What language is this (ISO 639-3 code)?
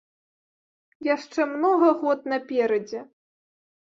bel